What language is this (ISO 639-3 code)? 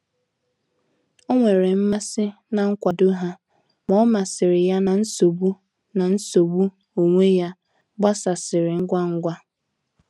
ibo